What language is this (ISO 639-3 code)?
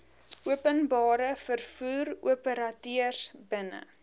afr